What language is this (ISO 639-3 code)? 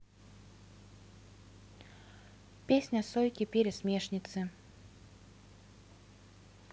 rus